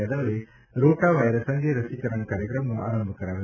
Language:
Gujarati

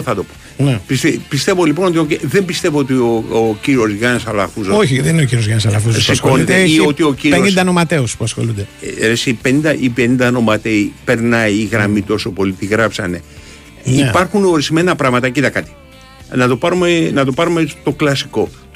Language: Greek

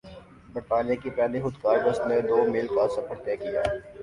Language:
Urdu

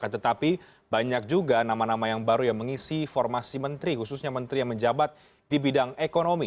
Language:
Indonesian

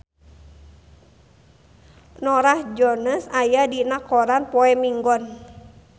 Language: Sundanese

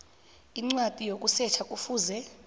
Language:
South Ndebele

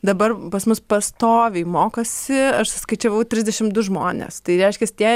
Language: Lithuanian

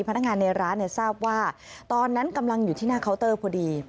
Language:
Thai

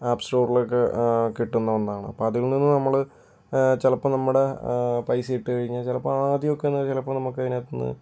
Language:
Malayalam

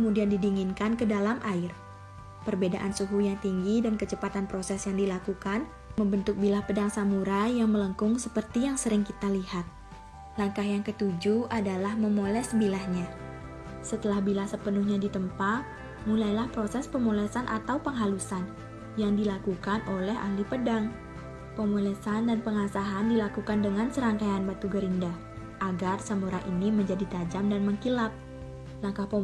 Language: Indonesian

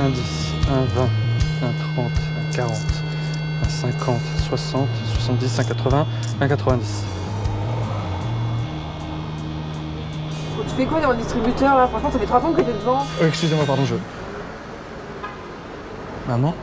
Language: French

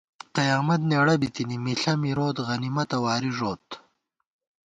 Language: Gawar-Bati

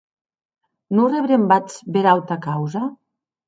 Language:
Occitan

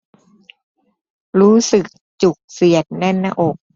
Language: Thai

